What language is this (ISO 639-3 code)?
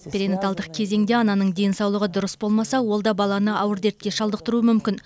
kaz